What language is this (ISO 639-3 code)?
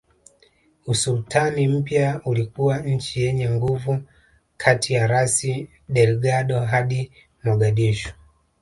swa